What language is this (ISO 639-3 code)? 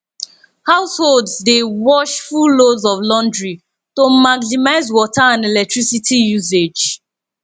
pcm